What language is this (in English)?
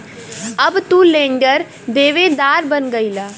Bhojpuri